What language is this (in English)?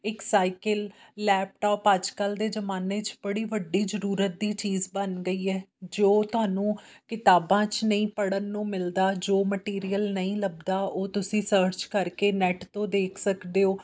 Punjabi